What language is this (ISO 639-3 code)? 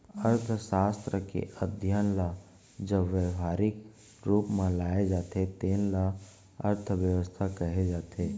hne